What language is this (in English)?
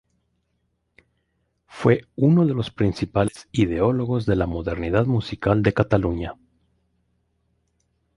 Spanish